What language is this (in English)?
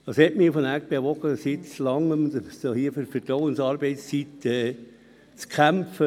Swiss German